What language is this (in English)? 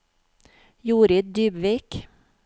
Norwegian